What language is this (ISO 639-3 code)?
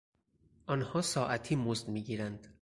fas